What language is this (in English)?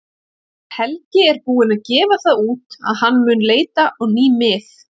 Icelandic